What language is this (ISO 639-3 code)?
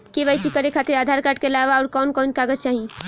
bho